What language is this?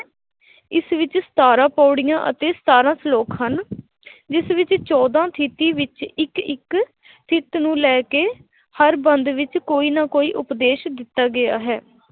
Punjabi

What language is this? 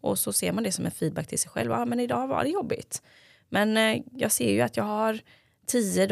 Swedish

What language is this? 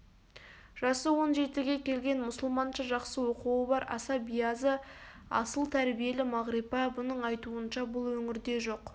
Kazakh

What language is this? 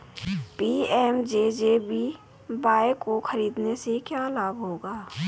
Hindi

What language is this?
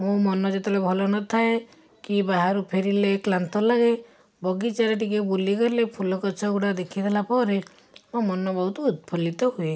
Odia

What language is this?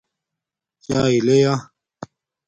Domaaki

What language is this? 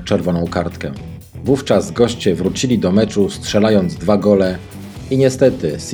Polish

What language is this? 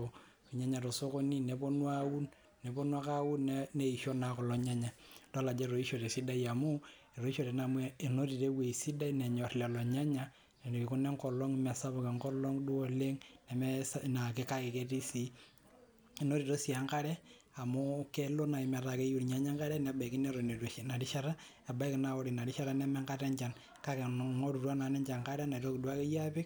Masai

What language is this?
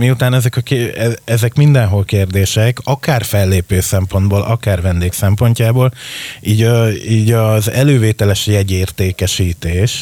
Hungarian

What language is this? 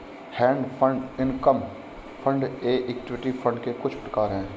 Hindi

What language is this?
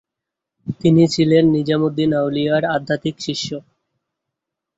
Bangla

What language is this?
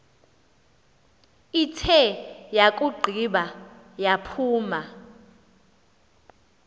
Xhosa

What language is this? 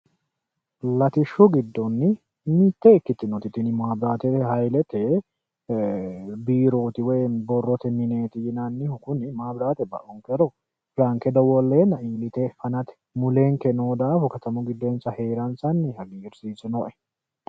Sidamo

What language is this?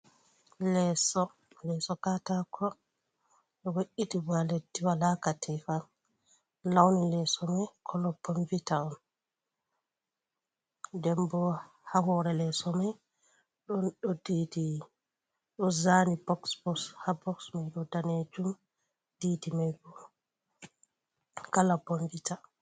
Fula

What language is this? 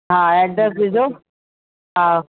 Sindhi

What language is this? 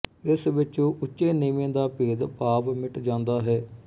Punjabi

